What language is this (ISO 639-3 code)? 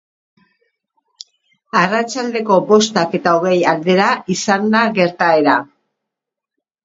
eus